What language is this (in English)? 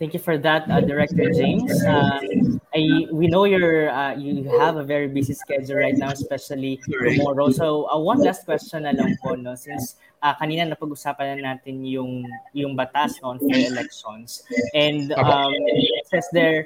Filipino